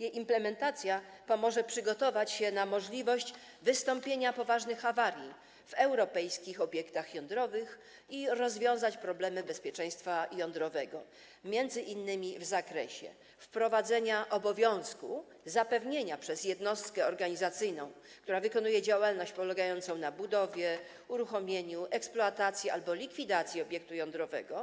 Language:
Polish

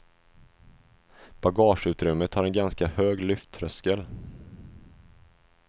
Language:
Swedish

